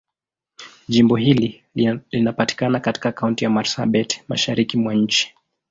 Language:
Swahili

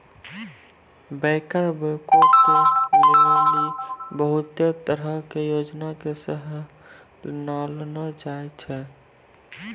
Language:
Maithili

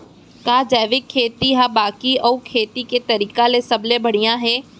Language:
Chhattisgarhi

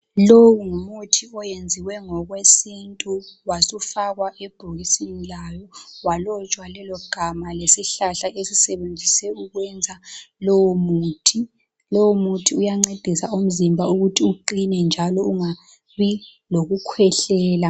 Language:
North Ndebele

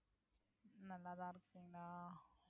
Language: Tamil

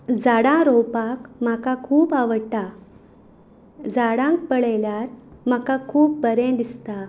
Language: Konkani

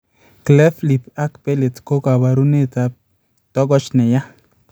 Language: Kalenjin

